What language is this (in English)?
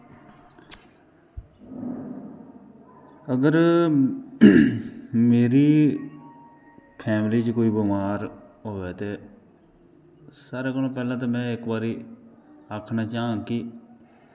Dogri